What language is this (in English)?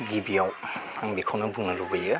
Bodo